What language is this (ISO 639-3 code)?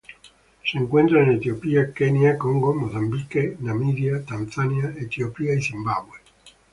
spa